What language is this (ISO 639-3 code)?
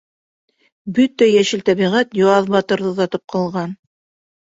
bak